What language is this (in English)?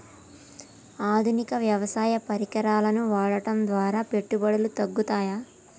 Telugu